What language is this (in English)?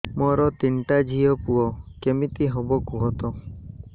Odia